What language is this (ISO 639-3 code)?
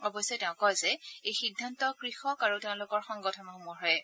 asm